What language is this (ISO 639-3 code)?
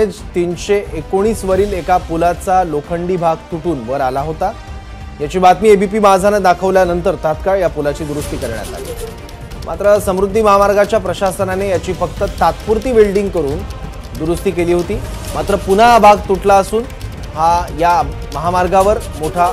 mar